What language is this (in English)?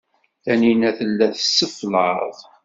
Kabyle